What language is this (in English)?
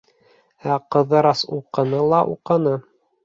Bashkir